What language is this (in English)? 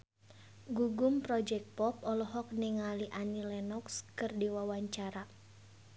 Sundanese